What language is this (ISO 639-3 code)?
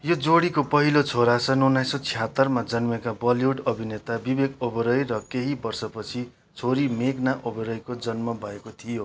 nep